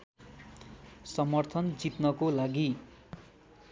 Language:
Nepali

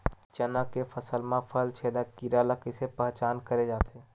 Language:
Chhattisgarhi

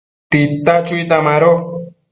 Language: Matsés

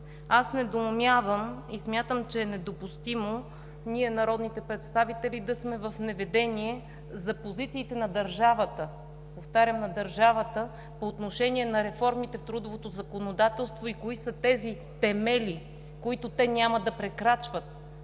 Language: Bulgarian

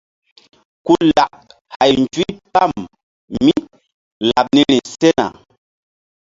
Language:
Mbum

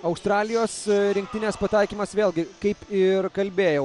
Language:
Lithuanian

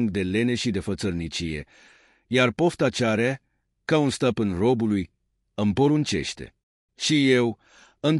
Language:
Romanian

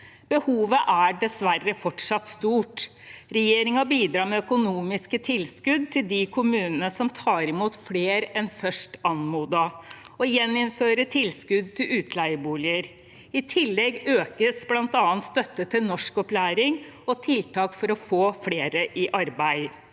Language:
Norwegian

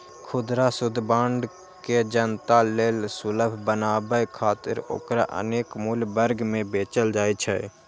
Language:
Maithili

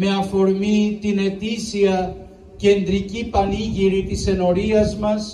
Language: Greek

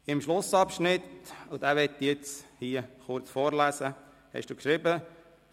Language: Swiss German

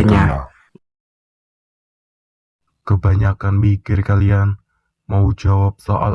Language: Indonesian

